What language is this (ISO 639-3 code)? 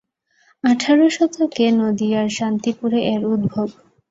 ben